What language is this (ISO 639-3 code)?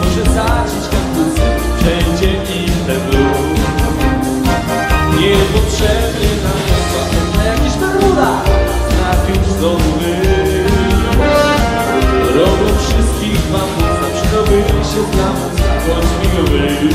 ron